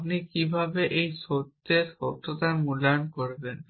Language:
Bangla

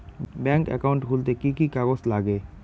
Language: Bangla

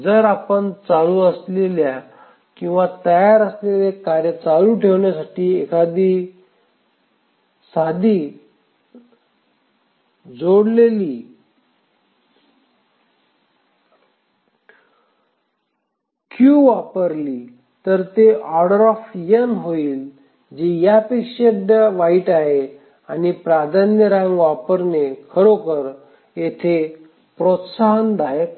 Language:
Marathi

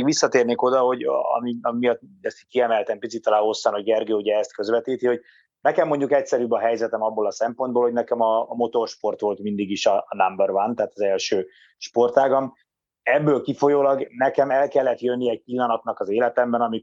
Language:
Hungarian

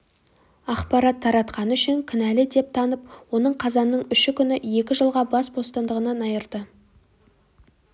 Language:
Kazakh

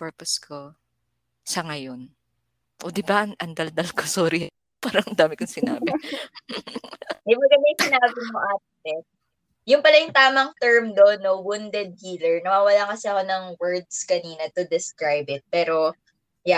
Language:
Filipino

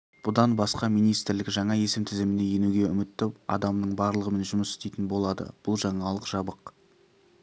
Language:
Kazakh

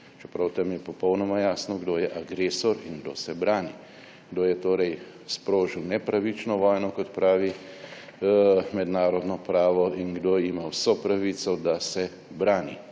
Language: Slovenian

